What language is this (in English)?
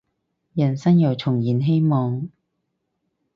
Cantonese